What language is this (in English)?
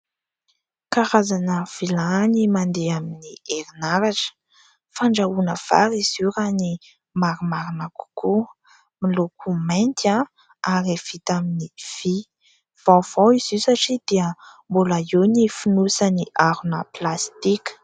Malagasy